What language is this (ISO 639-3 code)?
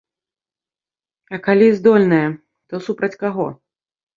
bel